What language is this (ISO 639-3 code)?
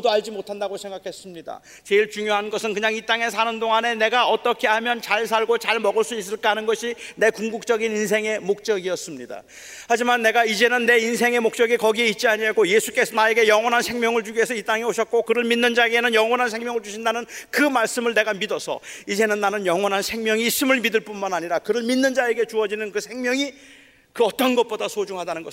kor